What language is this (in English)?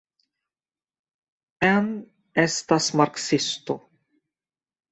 Esperanto